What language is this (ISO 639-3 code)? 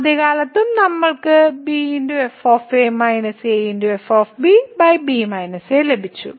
mal